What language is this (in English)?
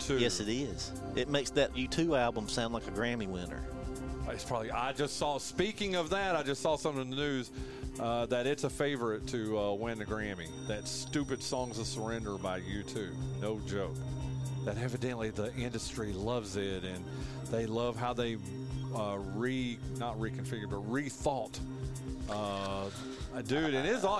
English